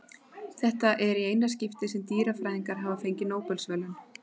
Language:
Icelandic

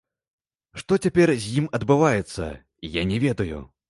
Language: Belarusian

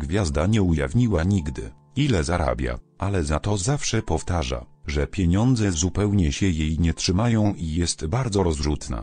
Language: Polish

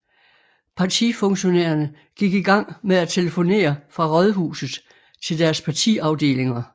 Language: Danish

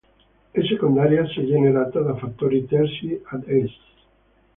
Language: Italian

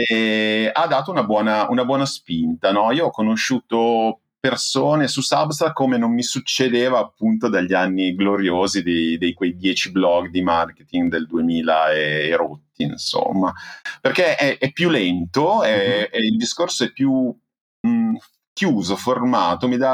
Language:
Italian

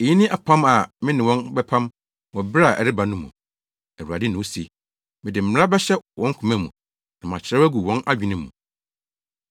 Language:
Akan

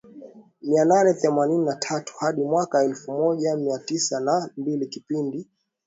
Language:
Swahili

